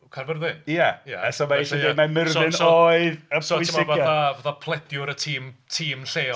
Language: Welsh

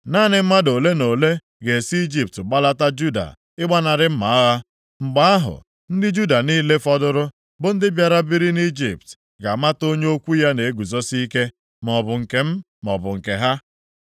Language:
Igbo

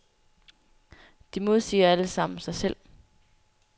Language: Danish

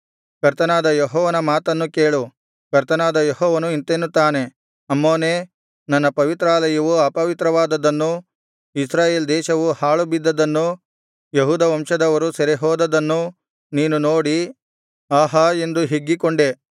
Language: Kannada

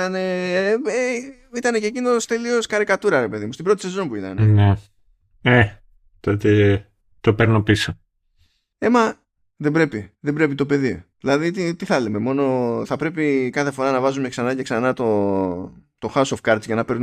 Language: Greek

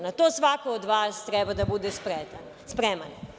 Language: Serbian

